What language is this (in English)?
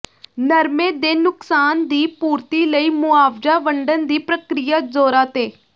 Punjabi